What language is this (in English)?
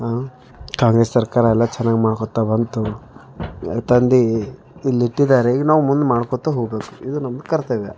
Kannada